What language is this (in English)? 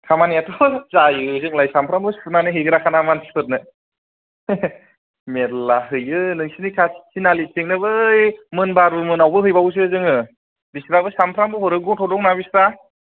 Bodo